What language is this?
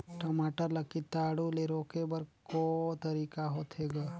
Chhattisgarhi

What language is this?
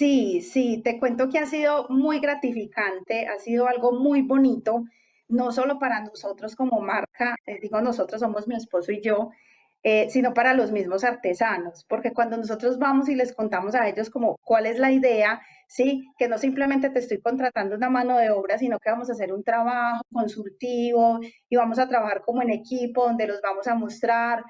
Spanish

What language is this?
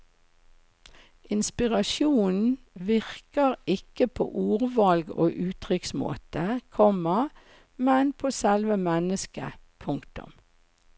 Norwegian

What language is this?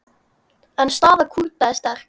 Icelandic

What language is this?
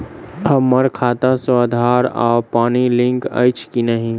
Maithili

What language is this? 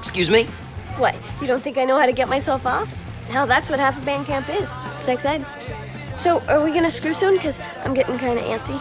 German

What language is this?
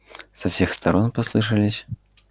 Russian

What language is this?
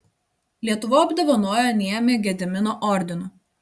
Lithuanian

